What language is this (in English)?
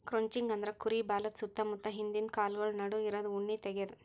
Kannada